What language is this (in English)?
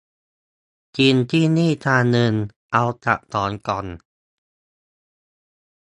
Thai